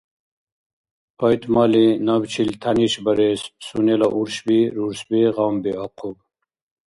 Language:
Dargwa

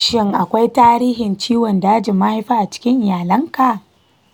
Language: Hausa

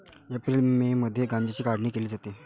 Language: Marathi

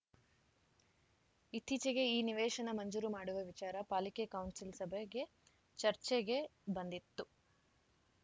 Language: Kannada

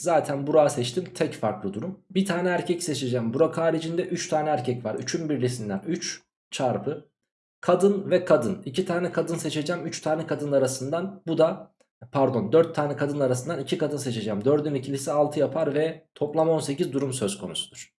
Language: Turkish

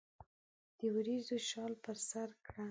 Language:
Pashto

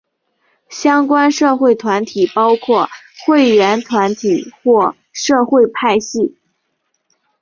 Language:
Chinese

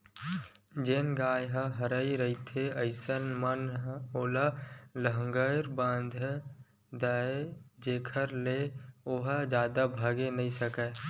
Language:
Chhattisgarhi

